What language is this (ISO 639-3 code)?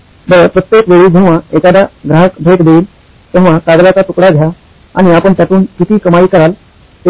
mar